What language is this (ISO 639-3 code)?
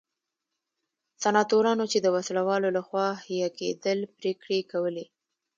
pus